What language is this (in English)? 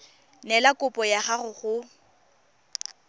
Tswana